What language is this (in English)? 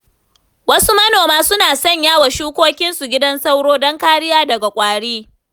Hausa